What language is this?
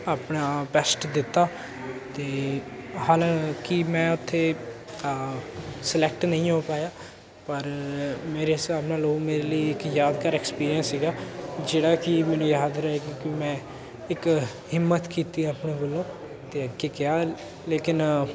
Punjabi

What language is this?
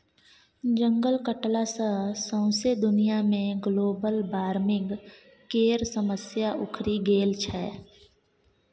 Maithili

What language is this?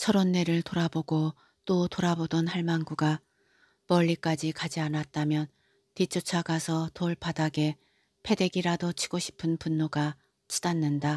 Korean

